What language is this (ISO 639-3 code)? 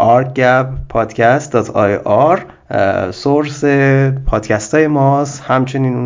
fas